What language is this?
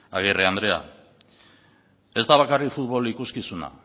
Basque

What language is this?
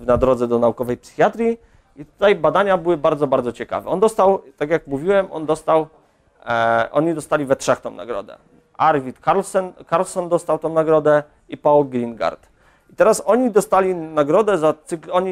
Polish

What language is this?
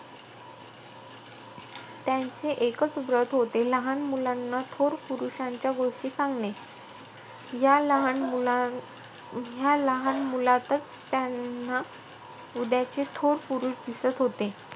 Marathi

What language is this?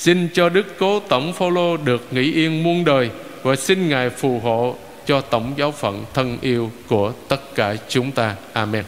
Vietnamese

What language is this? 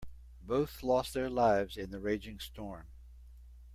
English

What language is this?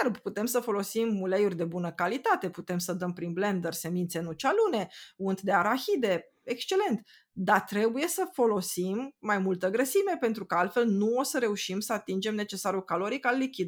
Romanian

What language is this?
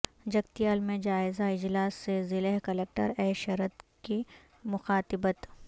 Urdu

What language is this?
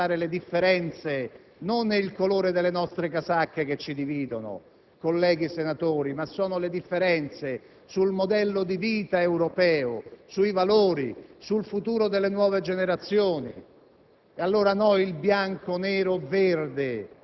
Italian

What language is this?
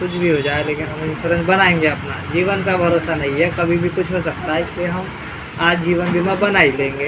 Hindi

